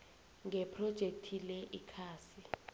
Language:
South Ndebele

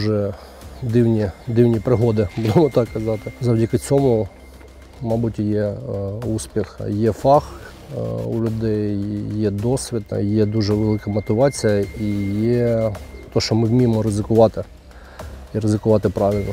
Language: Russian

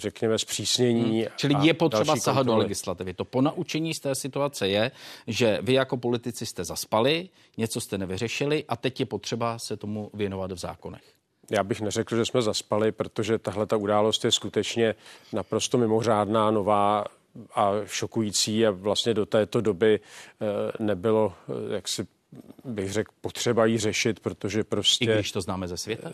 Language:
Czech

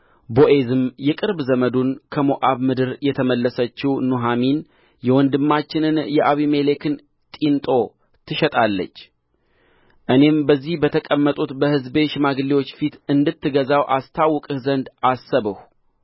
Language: Amharic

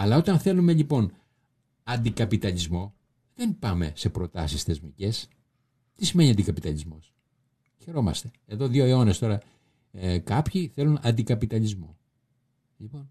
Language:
Greek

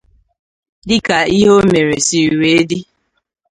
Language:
Igbo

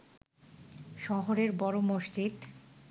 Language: Bangla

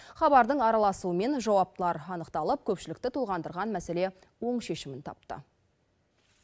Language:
Kazakh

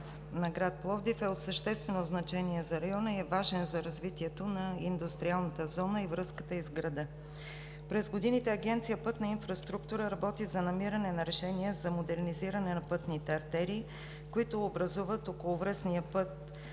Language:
Bulgarian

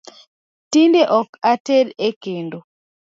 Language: Luo (Kenya and Tanzania)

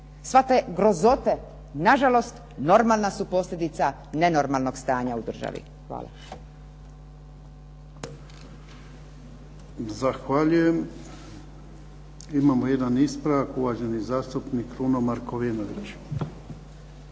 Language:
Croatian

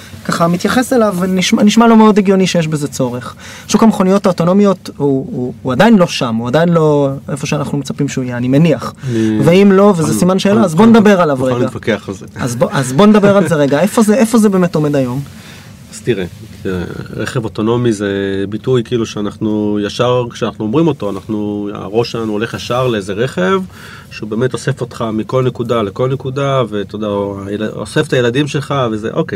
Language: Hebrew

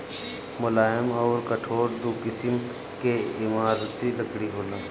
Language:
Bhojpuri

